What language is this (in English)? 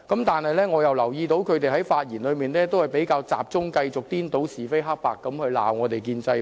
Cantonese